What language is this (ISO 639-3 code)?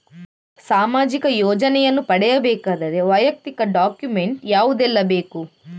kan